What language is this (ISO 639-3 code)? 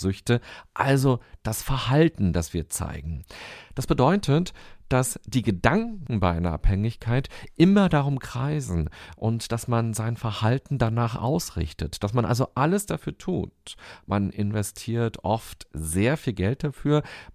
deu